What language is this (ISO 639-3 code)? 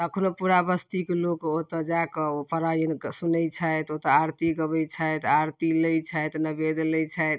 mai